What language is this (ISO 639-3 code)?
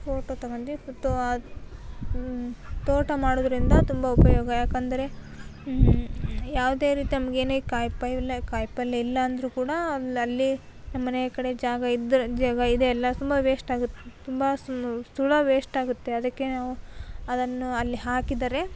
kan